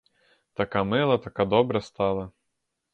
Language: Ukrainian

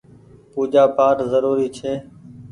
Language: Goaria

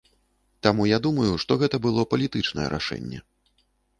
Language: Belarusian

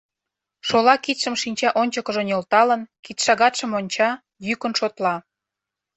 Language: Mari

